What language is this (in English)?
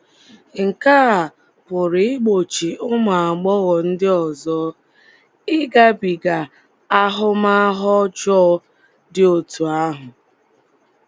Igbo